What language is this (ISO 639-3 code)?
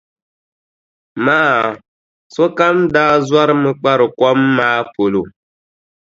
dag